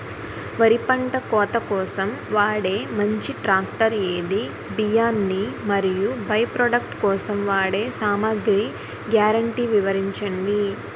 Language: Telugu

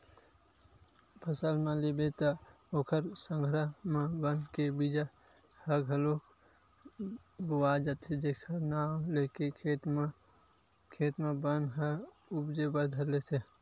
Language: Chhattisgarhi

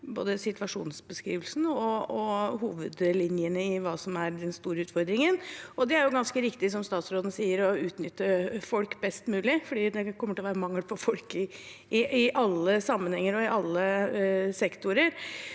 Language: Norwegian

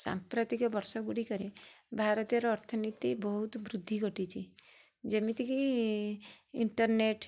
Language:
Odia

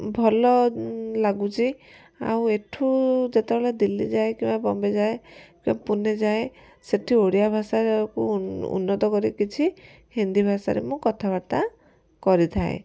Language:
Odia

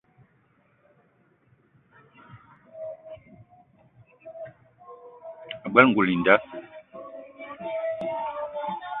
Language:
Eton (Cameroon)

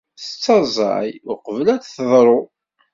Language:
Kabyle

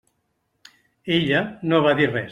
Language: Catalan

